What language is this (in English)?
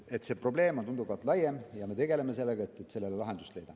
Estonian